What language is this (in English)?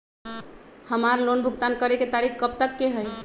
Magahi